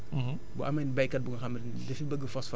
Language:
Wolof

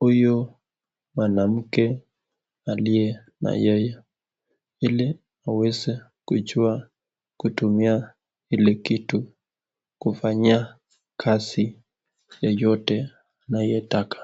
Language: Swahili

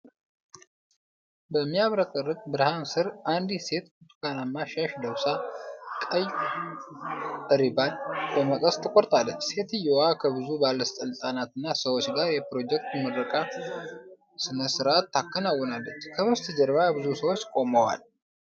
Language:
Amharic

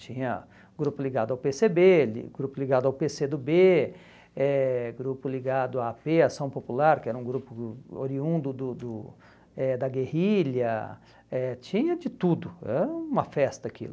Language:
Portuguese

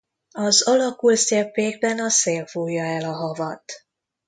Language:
Hungarian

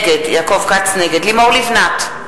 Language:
Hebrew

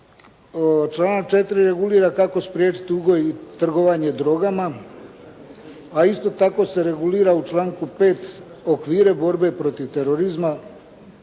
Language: Croatian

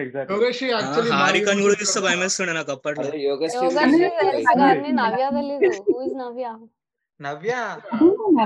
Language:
Telugu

